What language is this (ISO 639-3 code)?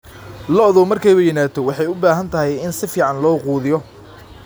som